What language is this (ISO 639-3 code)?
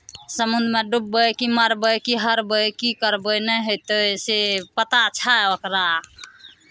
mai